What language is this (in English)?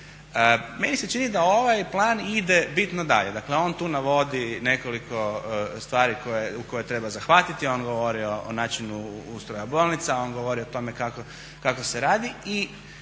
Croatian